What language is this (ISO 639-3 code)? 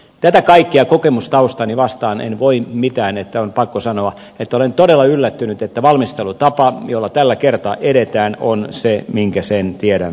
fin